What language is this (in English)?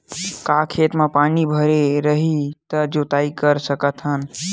Chhattisgarhi